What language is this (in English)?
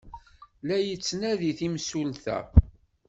Kabyle